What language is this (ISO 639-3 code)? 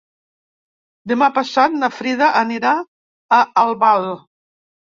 cat